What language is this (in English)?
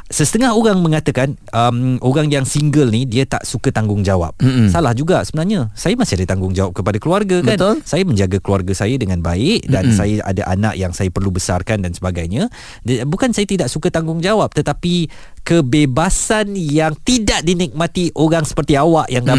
Malay